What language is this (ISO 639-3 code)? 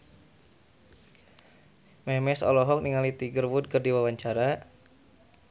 sun